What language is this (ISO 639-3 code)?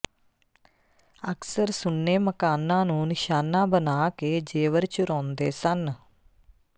pan